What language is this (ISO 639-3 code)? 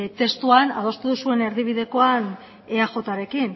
eus